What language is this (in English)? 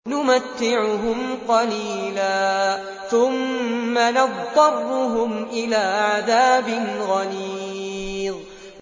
Arabic